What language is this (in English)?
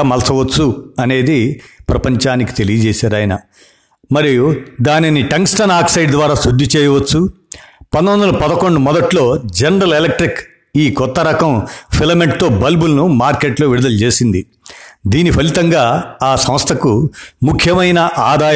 Telugu